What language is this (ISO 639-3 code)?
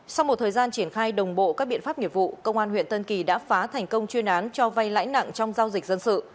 vie